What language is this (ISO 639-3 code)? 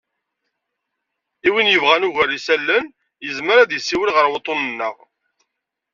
kab